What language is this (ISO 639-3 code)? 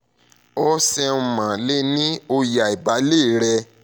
yor